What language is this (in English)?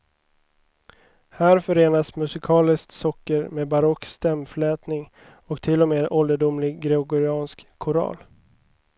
Swedish